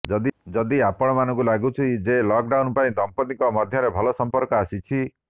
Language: Odia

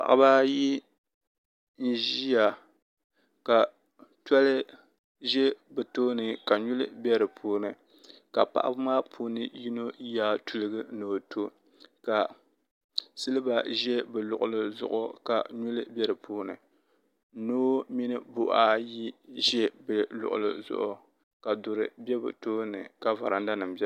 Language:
Dagbani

